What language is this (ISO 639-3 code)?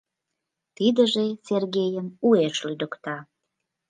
chm